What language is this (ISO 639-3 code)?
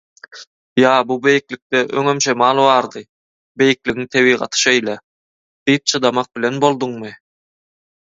tuk